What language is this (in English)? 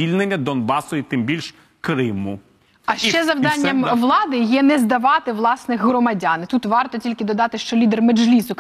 Ukrainian